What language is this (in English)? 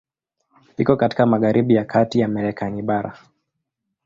Swahili